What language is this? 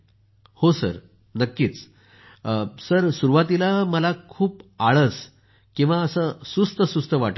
Marathi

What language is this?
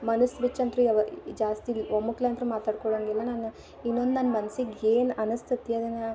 Kannada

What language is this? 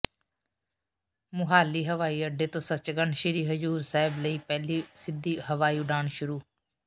Punjabi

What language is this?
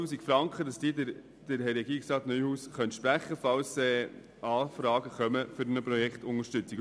Swiss German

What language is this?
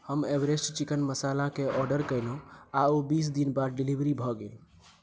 Maithili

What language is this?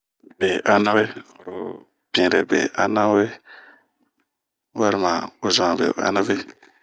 Bomu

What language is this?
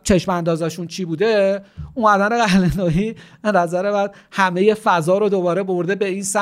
Persian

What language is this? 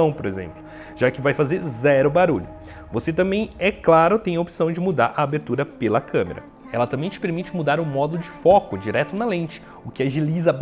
Portuguese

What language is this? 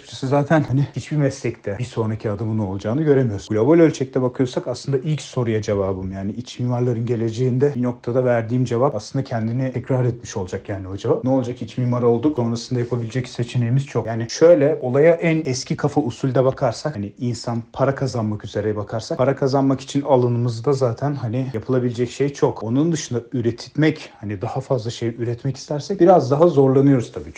Turkish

